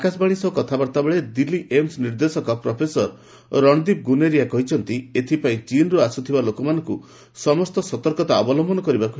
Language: Odia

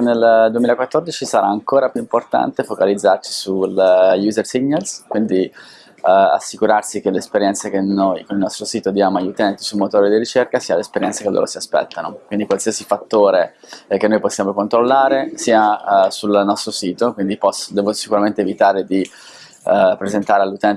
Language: Italian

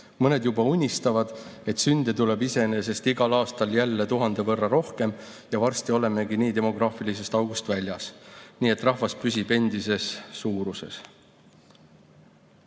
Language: Estonian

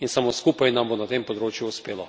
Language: Slovenian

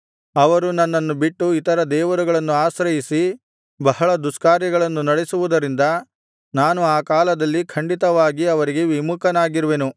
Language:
Kannada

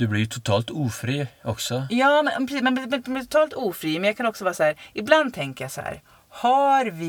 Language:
Swedish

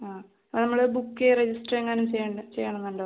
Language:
Malayalam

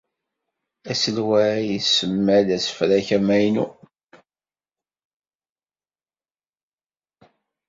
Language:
Kabyle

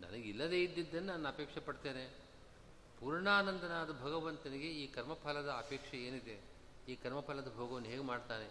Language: Kannada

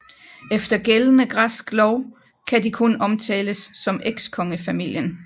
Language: Danish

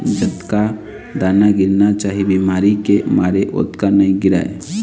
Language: Chhattisgarhi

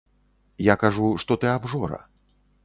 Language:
Belarusian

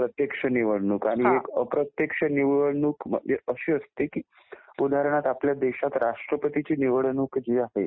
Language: Marathi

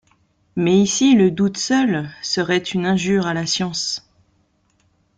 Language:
French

